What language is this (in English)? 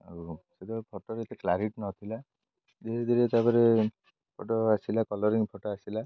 Odia